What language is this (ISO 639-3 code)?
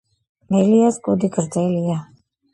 kat